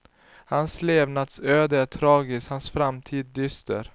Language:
Swedish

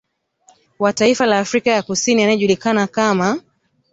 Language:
Swahili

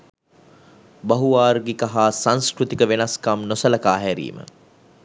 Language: Sinhala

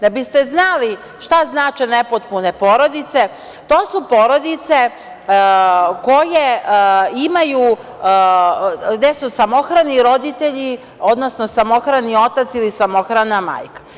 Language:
Serbian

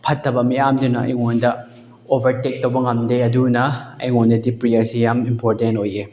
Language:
Manipuri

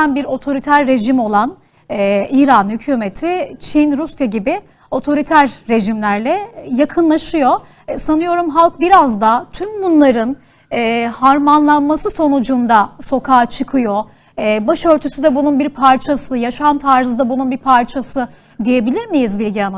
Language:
Turkish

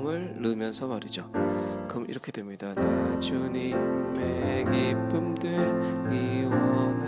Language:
Korean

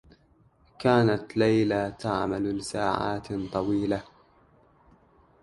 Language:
Arabic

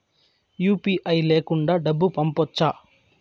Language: Telugu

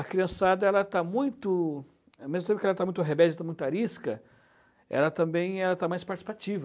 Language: Portuguese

